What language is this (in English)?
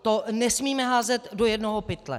Czech